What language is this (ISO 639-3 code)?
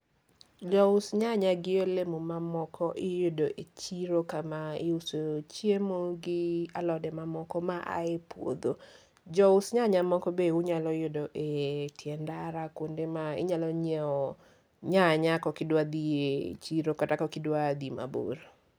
luo